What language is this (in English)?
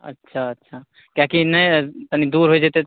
Maithili